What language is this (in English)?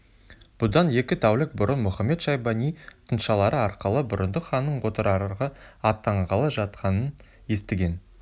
Kazakh